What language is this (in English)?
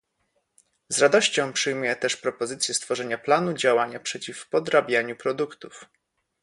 Polish